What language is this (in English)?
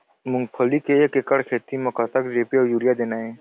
Chhattisgarhi